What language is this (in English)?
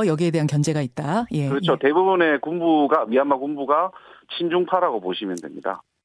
Korean